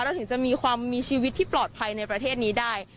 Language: Thai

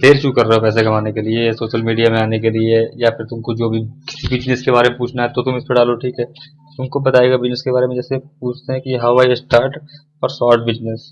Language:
Hindi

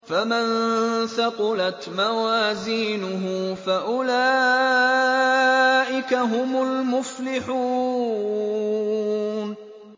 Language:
Arabic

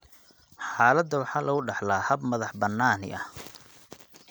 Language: Somali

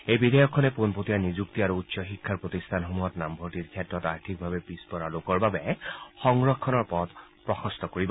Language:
Assamese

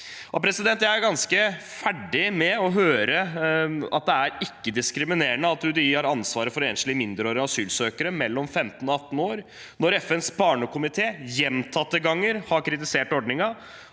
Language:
Norwegian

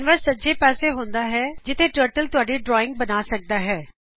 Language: Punjabi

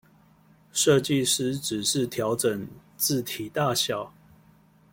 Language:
Chinese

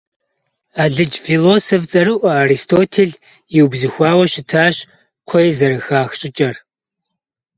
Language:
Kabardian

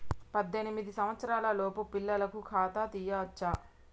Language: Telugu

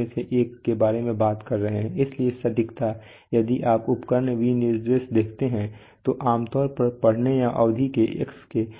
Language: Hindi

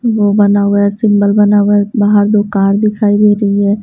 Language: Hindi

